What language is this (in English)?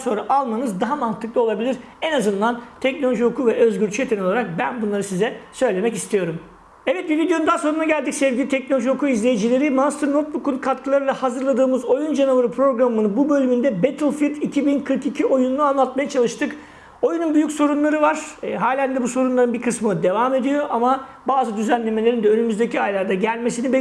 Turkish